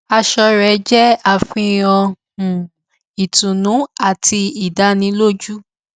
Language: Yoruba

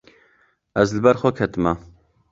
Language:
Kurdish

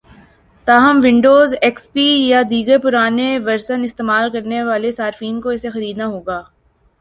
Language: Urdu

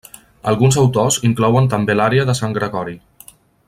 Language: Catalan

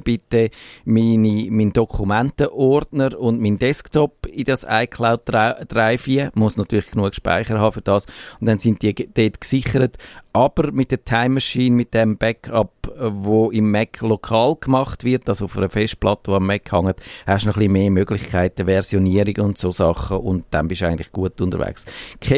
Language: German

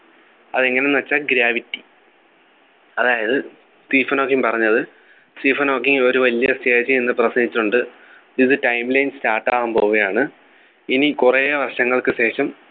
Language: Malayalam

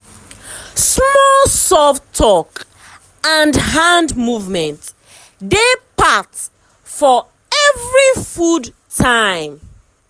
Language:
Nigerian Pidgin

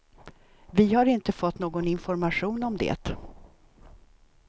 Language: Swedish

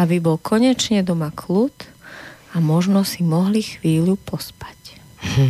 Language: Slovak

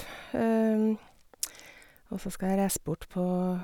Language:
Norwegian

